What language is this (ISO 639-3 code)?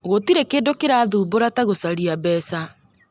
kik